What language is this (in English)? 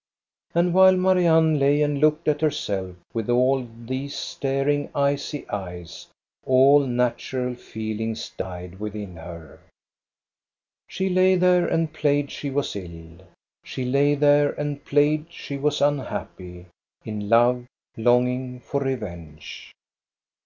English